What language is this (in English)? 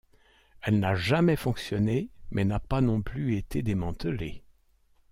French